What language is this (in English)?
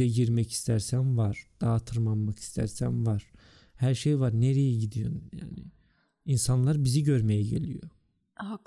Turkish